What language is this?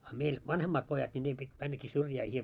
Finnish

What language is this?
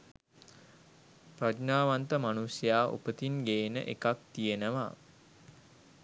Sinhala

